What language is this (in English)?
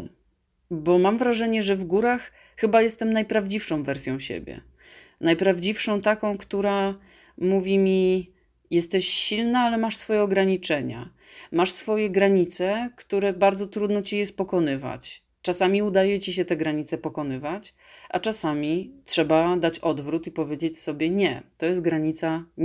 Polish